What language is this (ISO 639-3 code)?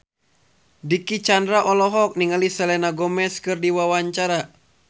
sun